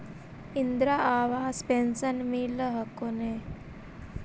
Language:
Magahi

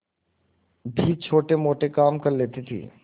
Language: Hindi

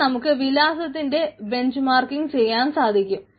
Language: Malayalam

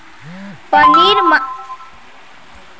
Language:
Magahi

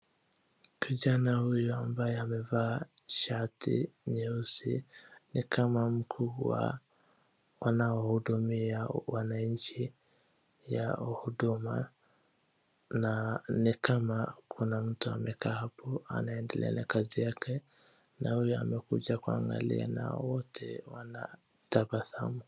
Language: Swahili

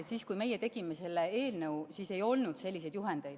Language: Estonian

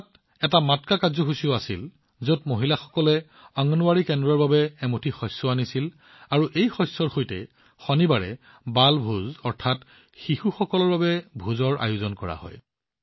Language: Assamese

